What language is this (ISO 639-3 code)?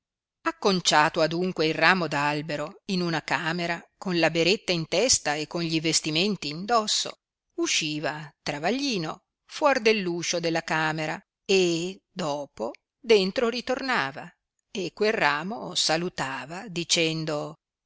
ita